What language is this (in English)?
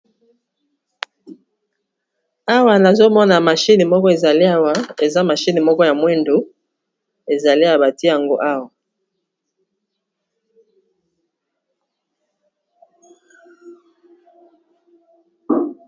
Lingala